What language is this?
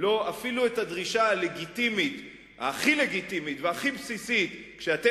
Hebrew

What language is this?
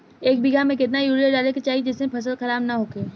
Bhojpuri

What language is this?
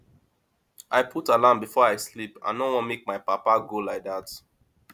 Nigerian Pidgin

